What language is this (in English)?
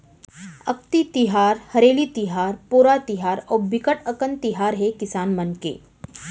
Chhattisgarhi